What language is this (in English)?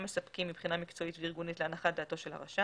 Hebrew